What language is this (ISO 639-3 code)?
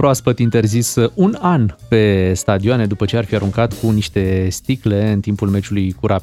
ron